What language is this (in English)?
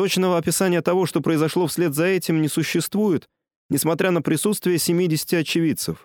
Russian